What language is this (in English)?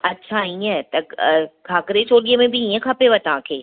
Sindhi